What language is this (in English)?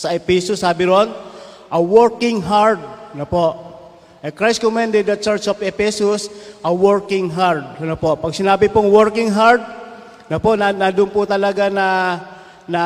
Filipino